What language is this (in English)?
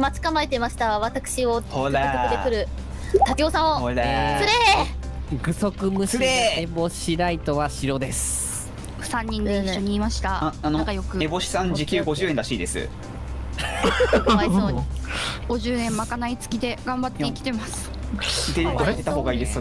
Japanese